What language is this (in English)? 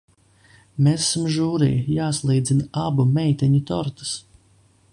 Latvian